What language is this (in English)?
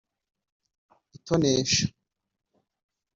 Kinyarwanda